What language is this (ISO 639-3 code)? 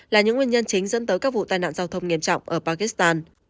vie